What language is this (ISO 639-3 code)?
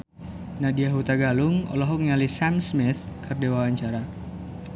sun